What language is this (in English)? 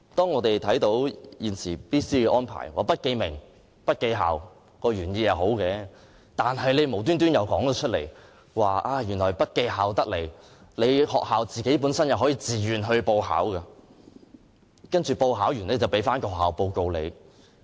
Cantonese